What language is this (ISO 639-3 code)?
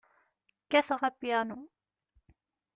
kab